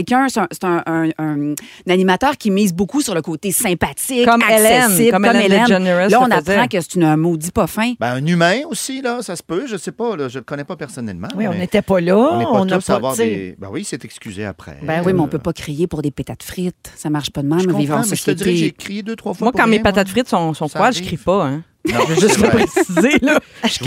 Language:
French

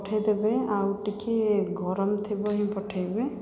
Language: Odia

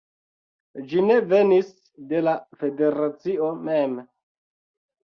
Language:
Esperanto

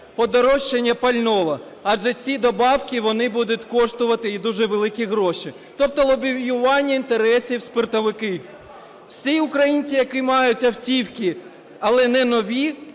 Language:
Ukrainian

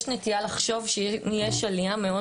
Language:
Hebrew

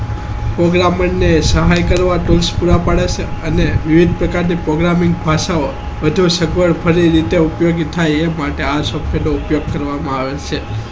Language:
Gujarati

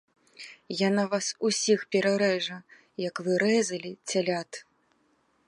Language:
Belarusian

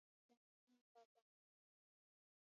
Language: Swahili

